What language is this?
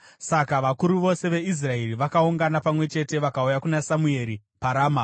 Shona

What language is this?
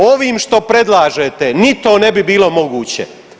Croatian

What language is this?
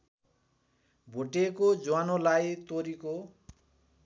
Nepali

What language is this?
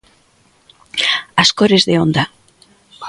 Galician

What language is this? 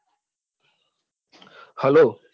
Gujarati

